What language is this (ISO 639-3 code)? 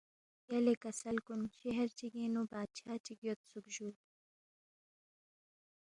bft